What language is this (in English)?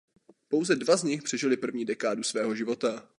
Czech